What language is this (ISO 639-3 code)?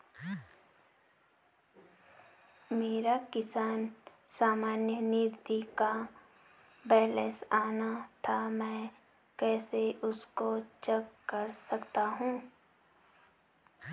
hin